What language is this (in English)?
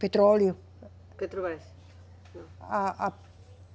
Portuguese